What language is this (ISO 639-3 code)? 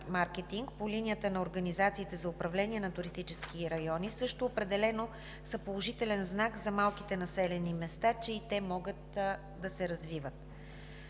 bul